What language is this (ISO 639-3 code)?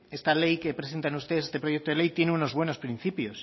spa